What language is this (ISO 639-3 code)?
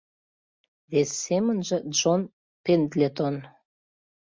chm